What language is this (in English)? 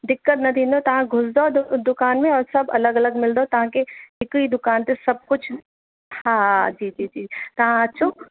Sindhi